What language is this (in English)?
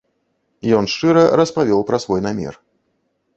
Belarusian